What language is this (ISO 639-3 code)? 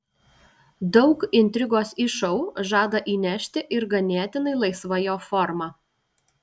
lit